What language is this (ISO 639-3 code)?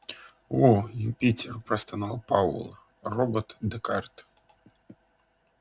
rus